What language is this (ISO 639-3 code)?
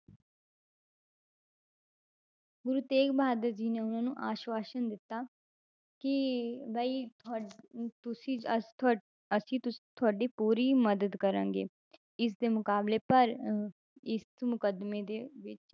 pan